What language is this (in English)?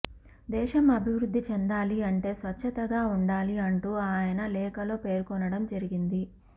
Telugu